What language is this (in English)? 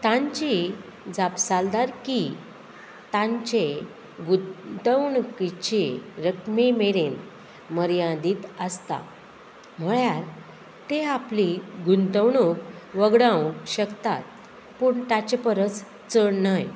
Konkani